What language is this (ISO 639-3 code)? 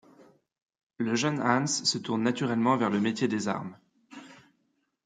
fra